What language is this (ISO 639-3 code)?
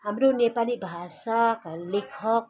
nep